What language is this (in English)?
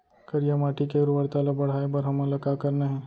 Chhattisgarhi